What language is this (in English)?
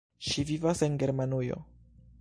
Esperanto